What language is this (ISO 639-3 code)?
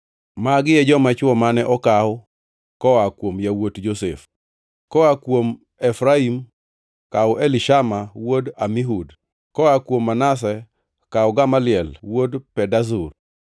luo